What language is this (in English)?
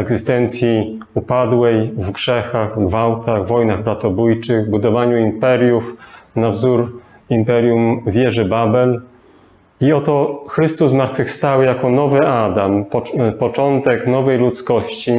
Polish